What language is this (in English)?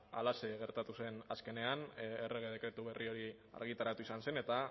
Basque